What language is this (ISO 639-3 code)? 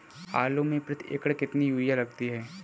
hin